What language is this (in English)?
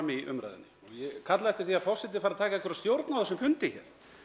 Icelandic